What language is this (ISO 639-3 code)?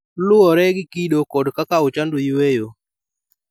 luo